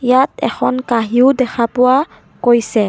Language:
Assamese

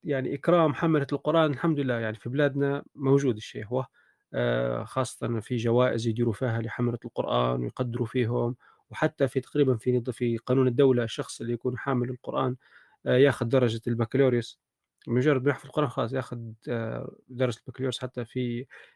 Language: Arabic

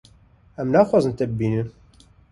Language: Kurdish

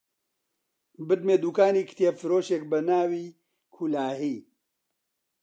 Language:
Central Kurdish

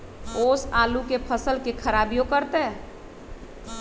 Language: Magahi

